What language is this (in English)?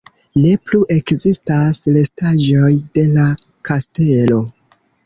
Esperanto